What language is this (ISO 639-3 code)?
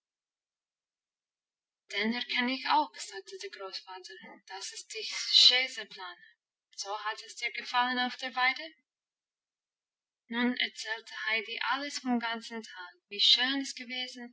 deu